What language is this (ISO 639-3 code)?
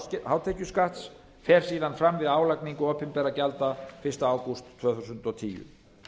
isl